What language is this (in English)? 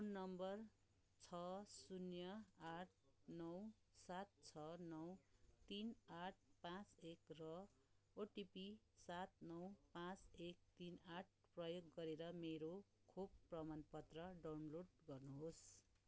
Nepali